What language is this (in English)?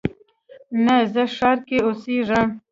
Pashto